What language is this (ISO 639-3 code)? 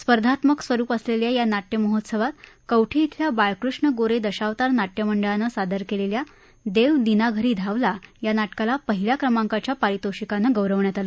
mar